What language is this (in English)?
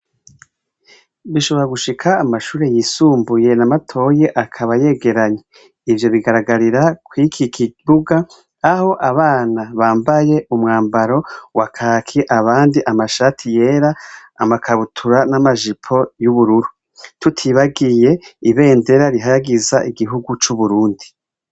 Rundi